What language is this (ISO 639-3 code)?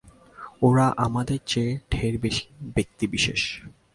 ben